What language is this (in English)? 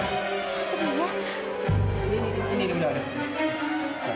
Indonesian